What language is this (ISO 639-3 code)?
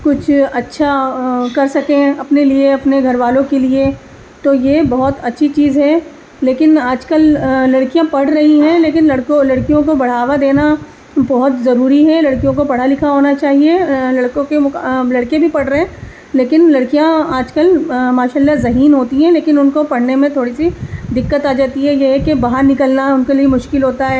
urd